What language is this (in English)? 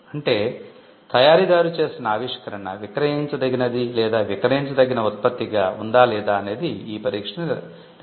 Telugu